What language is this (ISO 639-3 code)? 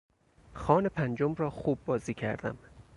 fas